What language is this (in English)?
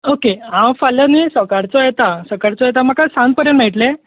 Konkani